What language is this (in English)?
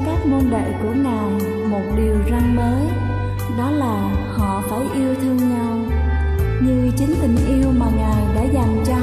Vietnamese